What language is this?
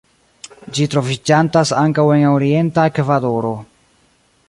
Esperanto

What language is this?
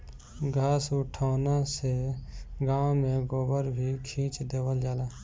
Bhojpuri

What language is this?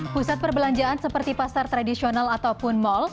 Indonesian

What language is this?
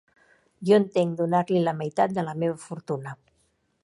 Catalan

